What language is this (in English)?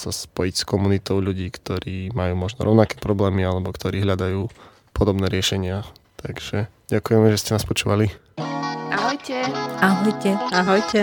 Slovak